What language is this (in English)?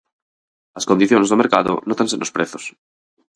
Galician